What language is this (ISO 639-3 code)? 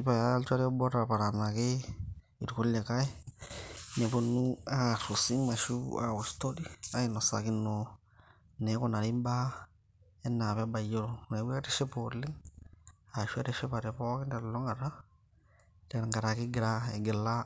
mas